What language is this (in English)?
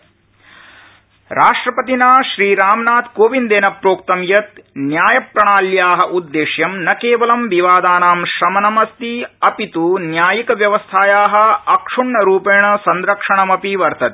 Sanskrit